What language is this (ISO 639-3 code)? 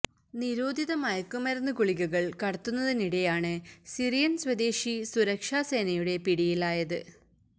mal